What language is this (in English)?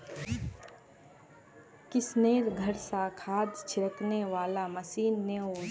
Magahi